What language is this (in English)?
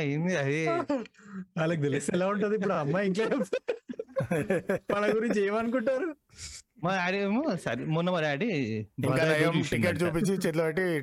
Telugu